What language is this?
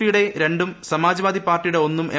Malayalam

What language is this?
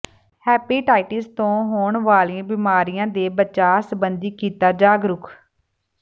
Punjabi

